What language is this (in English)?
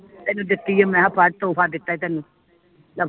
Punjabi